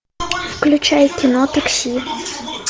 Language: Russian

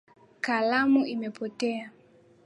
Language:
Swahili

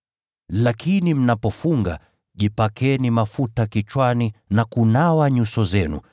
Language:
Swahili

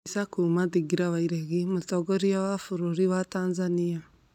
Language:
Kikuyu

